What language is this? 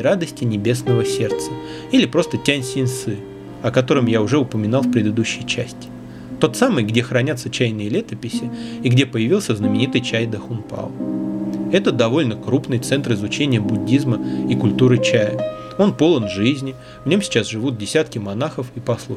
Russian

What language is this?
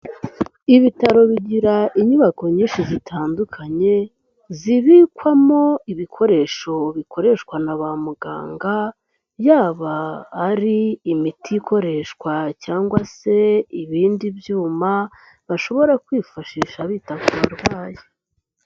Kinyarwanda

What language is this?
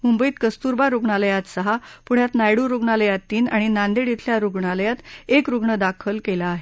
Marathi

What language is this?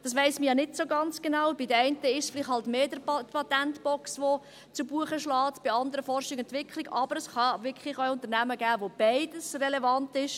Swiss German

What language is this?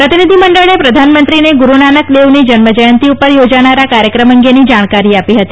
Gujarati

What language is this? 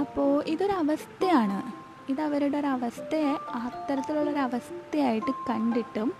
Malayalam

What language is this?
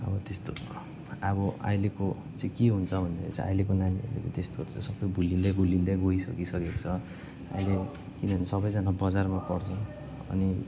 Nepali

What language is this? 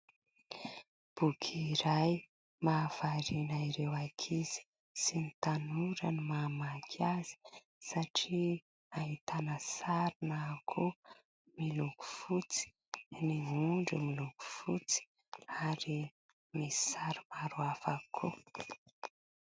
Malagasy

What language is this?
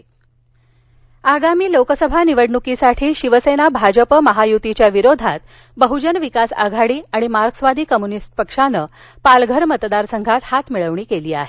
Marathi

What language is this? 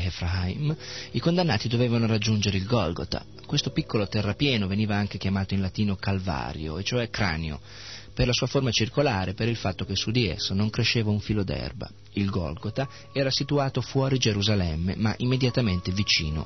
Italian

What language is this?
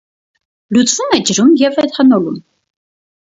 Armenian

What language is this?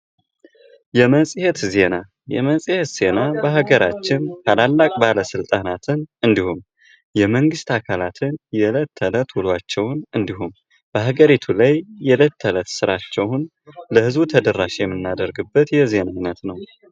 Amharic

